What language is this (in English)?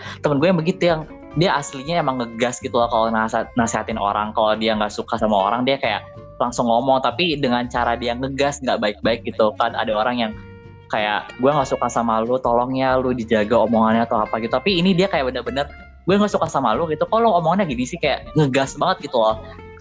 Indonesian